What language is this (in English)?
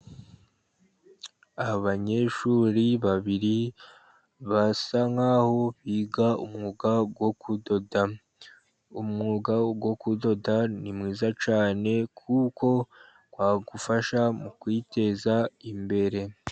Kinyarwanda